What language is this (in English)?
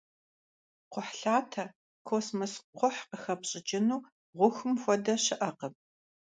Kabardian